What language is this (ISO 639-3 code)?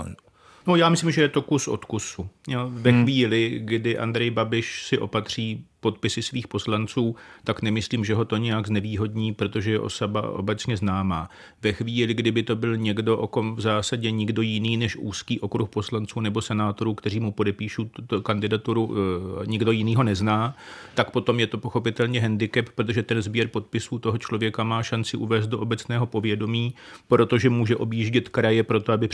ces